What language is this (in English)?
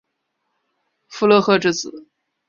Chinese